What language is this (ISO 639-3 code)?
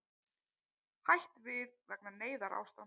isl